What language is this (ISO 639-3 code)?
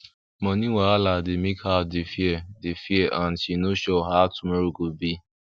pcm